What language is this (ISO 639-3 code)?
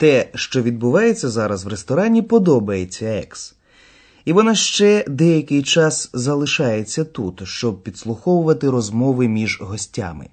ukr